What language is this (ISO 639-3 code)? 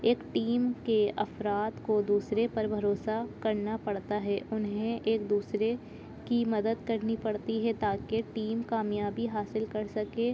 urd